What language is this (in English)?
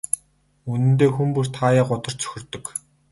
Mongolian